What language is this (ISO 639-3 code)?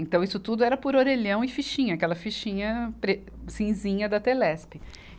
por